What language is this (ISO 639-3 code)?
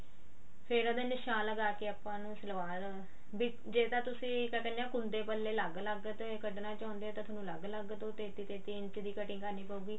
pan